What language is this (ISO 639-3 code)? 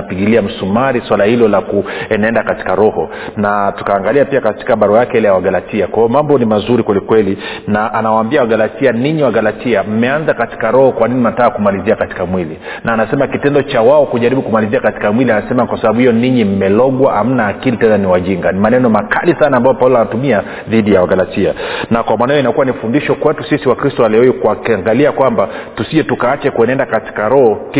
swa